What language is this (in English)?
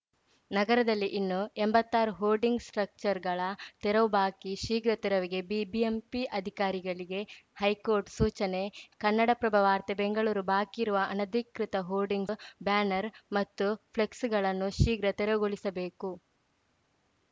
Kannada